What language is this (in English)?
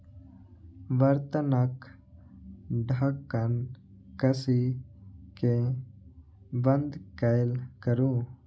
Maithili